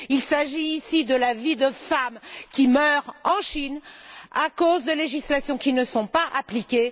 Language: French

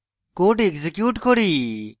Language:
Bangla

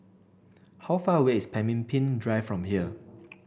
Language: English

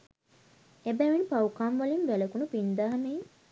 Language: Sinhala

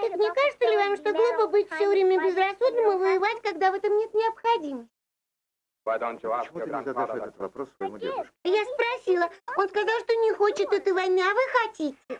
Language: Russian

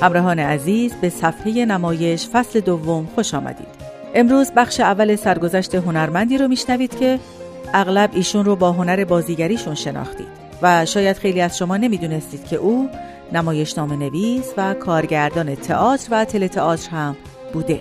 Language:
Persian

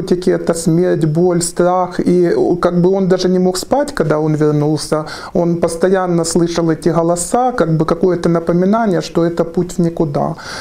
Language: Russian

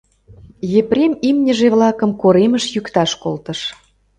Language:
Mari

